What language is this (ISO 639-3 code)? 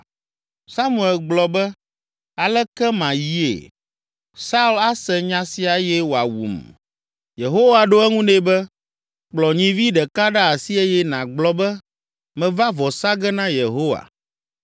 ewe